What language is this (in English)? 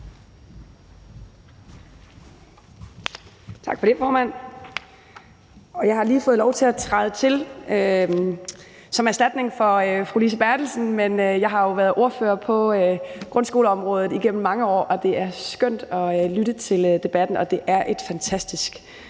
Danish